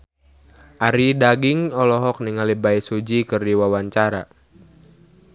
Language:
Sundanese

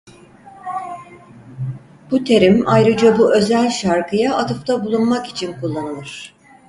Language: Turkish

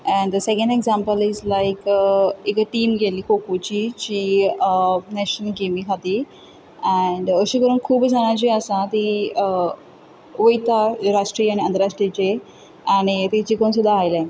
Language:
Konkani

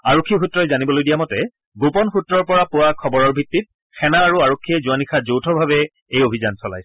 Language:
Assamese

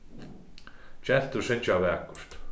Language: Faroese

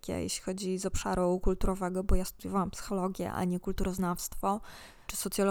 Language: Polish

